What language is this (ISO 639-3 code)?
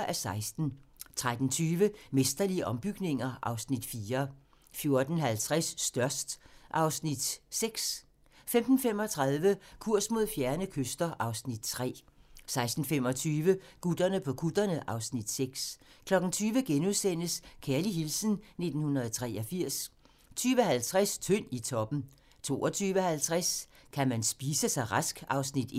dan